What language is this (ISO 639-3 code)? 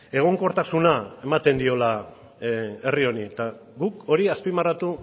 eus